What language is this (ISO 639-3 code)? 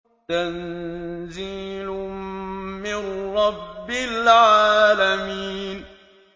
ara